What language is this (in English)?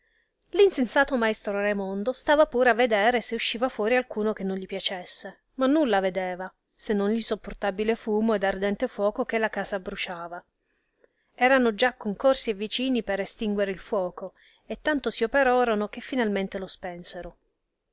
Italian